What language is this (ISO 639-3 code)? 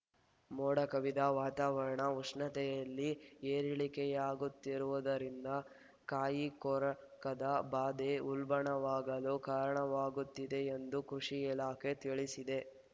kan